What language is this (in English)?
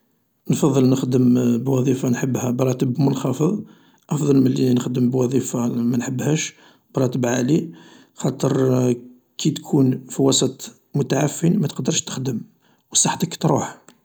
Algerian Arabic